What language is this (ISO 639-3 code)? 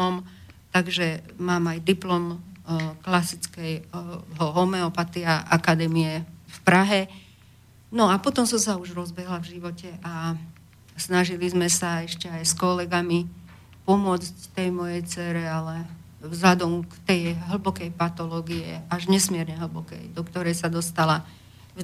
slk